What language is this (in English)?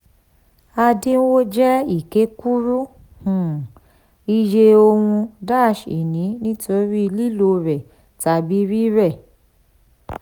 Yoruba